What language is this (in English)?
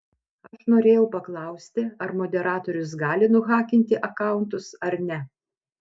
Lithuanian